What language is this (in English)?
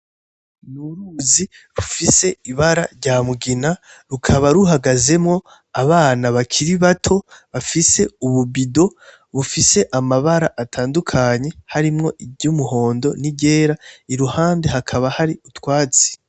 Rundi